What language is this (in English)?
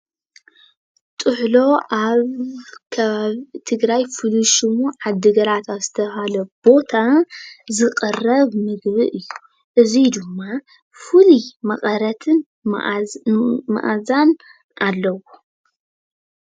Tigrinya